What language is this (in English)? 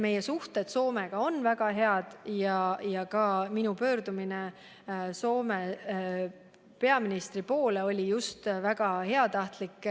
Estonian